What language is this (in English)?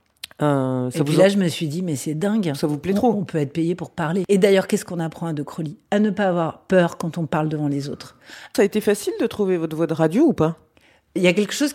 French